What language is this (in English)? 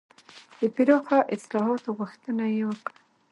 Pashto